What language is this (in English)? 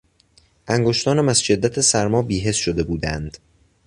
Persian